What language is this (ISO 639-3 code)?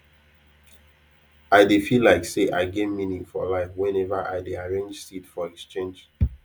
pcm